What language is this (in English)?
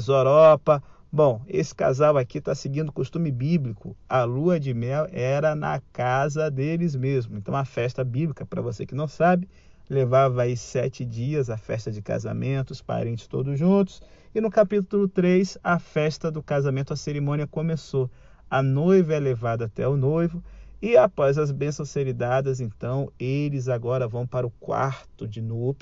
Portuguese